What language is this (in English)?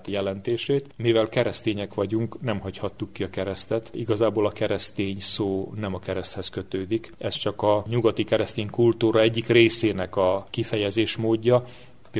Hungarian